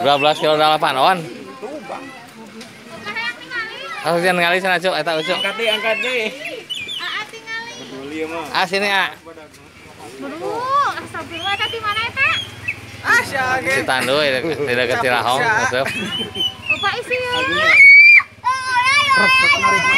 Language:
Indonesian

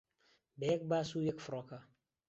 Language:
Central Kurdish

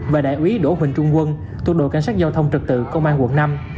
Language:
Vietnamese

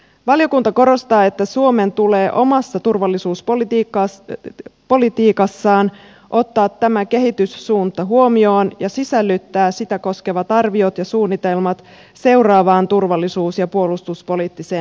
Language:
Finnish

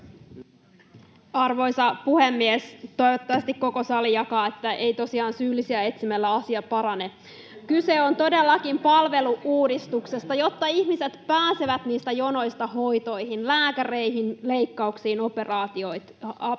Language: Finnish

